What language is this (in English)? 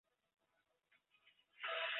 Chinese